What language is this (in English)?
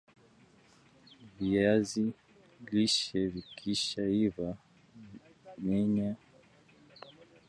Swahili